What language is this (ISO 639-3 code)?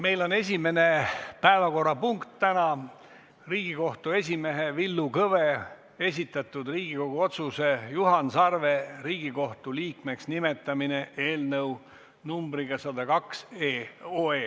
est